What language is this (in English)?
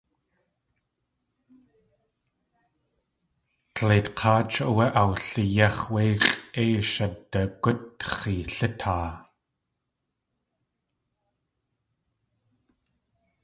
Tlingit